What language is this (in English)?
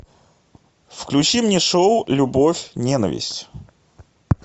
Russian